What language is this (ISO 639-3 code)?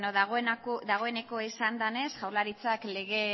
eus